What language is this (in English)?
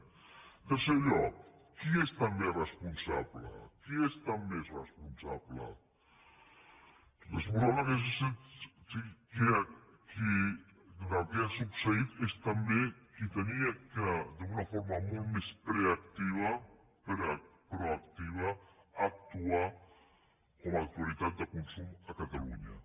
Catalan